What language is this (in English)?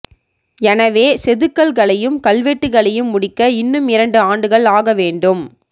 Tamil